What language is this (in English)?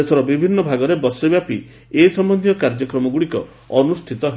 Odia